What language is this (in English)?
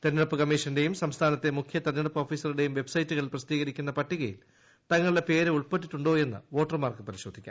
Malayalam